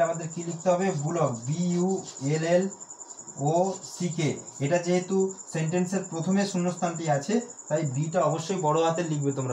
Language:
Hindi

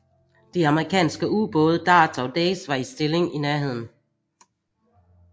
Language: Danish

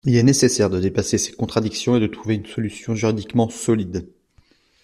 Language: French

